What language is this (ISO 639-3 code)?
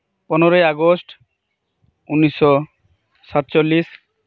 sat